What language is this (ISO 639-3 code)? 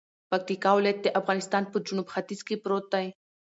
pus